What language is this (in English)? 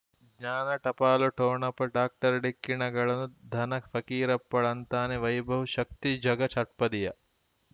Kannada